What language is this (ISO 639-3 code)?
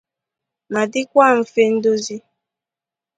ibo